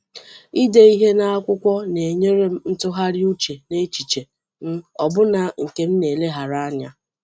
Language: Igbo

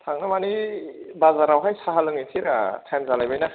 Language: Bodo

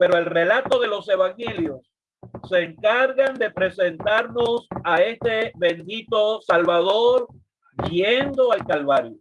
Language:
Spanish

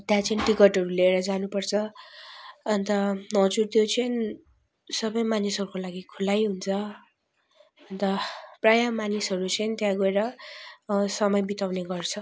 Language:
Nepali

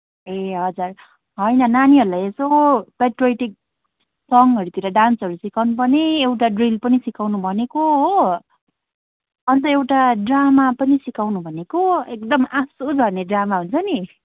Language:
Nepali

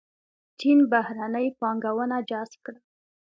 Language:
Pashto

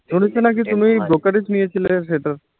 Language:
Bangla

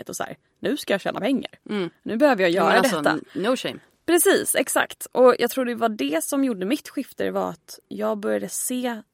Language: Swedish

